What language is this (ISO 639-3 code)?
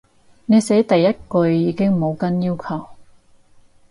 yue